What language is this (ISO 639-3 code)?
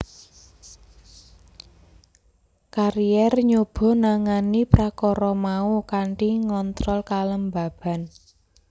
jav